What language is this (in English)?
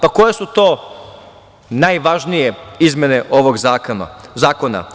Serbian